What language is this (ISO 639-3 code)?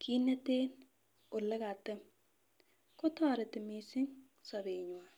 kln